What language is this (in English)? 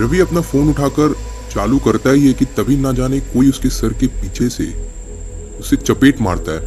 Hindi